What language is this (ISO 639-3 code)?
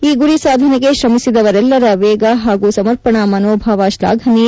kan